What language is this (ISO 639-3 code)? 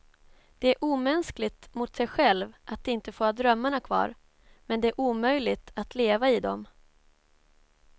swe